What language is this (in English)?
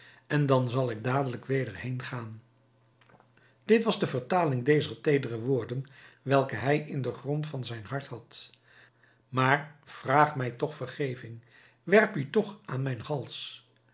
Dutch